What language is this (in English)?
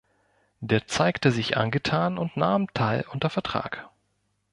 German